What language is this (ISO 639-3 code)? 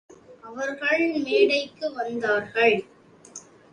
tam